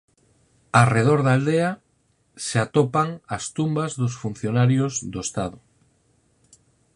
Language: Galician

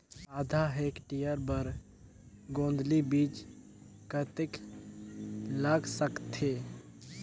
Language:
Chhattisgarhi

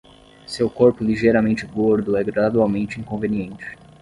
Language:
Portuguese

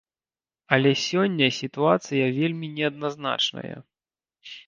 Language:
Belarusian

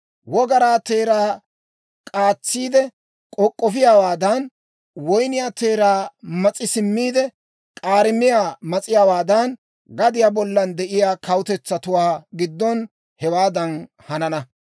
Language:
Dawro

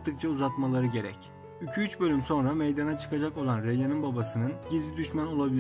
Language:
Turkish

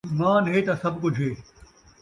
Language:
Saraiki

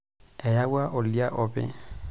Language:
Masai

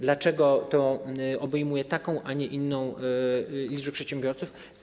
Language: Polish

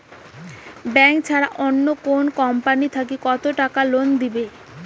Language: Bangla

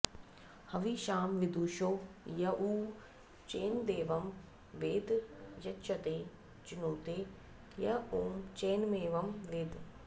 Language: Sanskrit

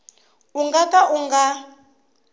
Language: Tsonga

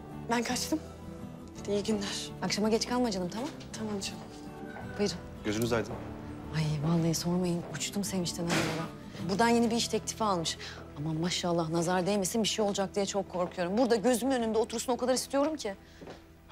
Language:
Turkish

